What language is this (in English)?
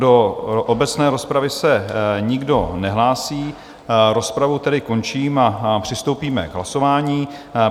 Czech